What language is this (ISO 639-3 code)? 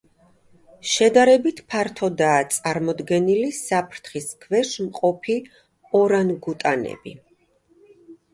kat